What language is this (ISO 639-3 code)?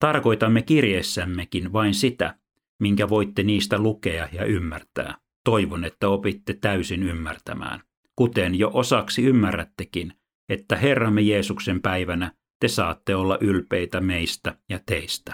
fin